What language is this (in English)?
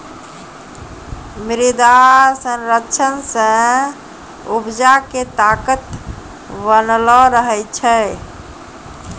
Maithili